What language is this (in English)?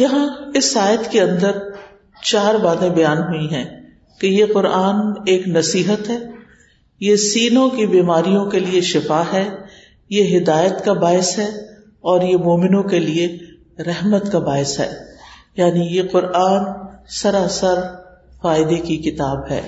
Urdu